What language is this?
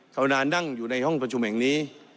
Thai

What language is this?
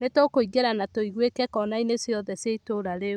Kikuyu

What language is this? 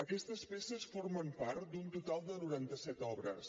Catalan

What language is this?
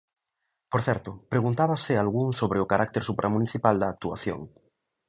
Galician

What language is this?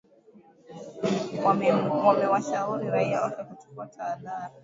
Swahili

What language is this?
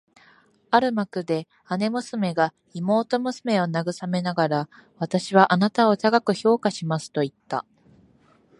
Japanese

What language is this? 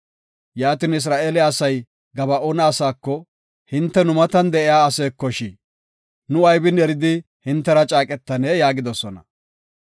Gofa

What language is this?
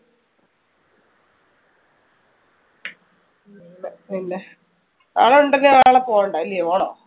Malayalam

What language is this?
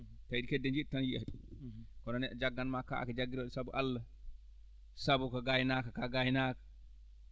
Fula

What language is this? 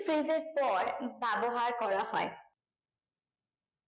Bangla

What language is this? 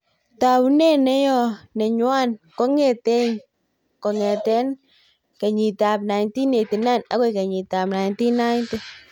Kalenjin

